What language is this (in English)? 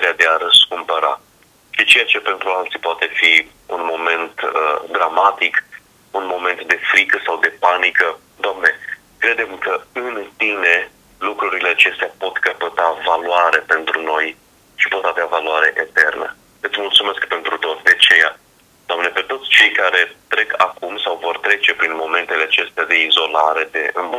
Romanian